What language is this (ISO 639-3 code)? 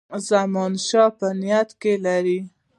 pus